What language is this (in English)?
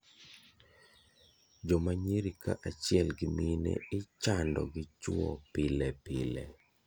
Luo (Kenya and Tanzania)